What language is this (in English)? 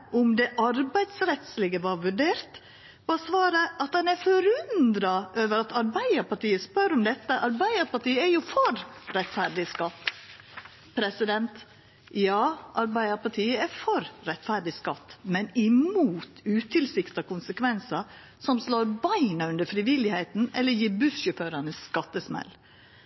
Norwegian Nynorsk